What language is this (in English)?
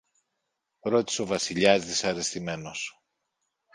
Greek